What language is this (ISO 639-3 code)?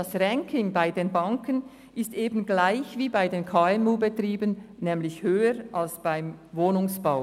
gsw